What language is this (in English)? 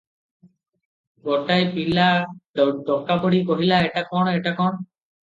Odia